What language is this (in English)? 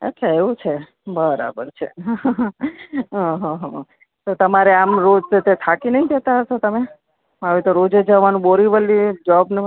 Gujarati